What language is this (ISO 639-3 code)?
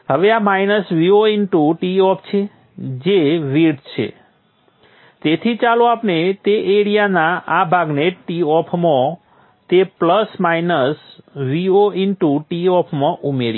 guj